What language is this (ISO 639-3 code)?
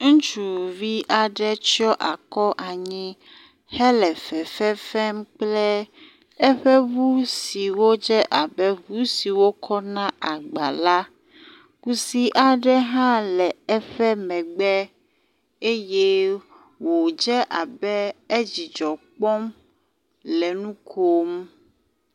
ewe